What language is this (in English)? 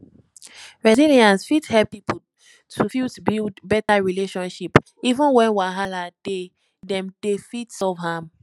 Nigerian Pidgin